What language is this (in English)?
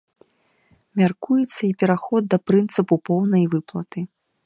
Belarusian